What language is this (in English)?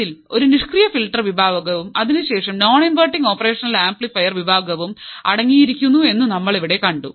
Malayalam